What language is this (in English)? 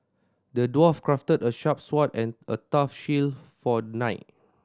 English